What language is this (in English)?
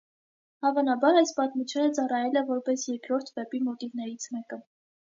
Armenian